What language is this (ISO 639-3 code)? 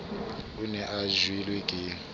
sot